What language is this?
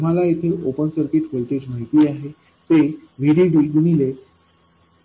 Marathi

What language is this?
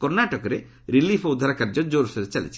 Odia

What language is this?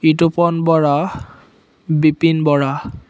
Assamese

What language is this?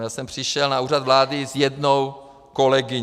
Czech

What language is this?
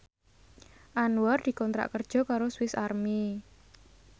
Javanese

